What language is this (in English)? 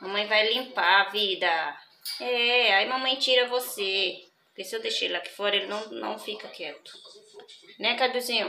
Portuguese